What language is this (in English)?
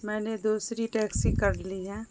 Urdu